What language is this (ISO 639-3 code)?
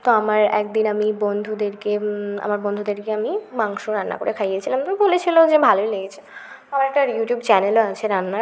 ben